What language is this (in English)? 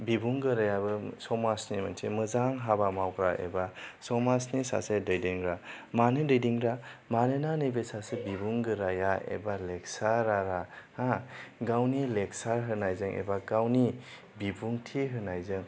Bodo